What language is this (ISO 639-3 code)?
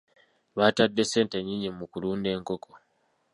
lug